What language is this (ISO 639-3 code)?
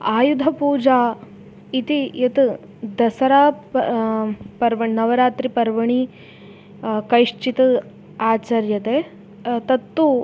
san